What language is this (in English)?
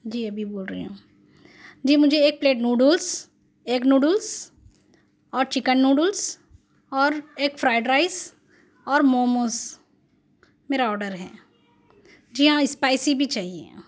Urdu